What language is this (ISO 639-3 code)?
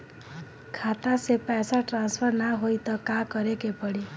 bho